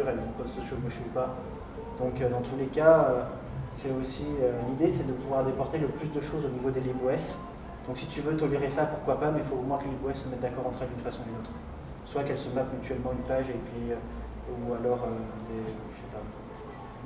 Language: French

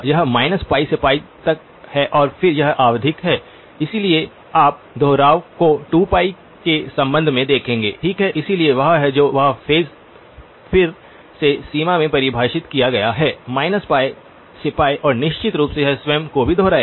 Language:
Hindi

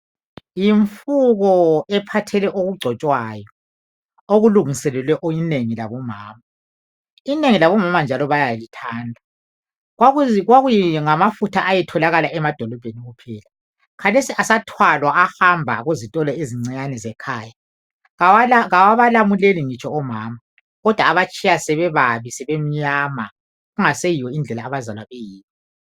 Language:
North Ndebele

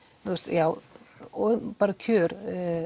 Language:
Icelandic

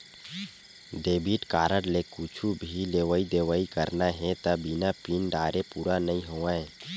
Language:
Chhattisgarhi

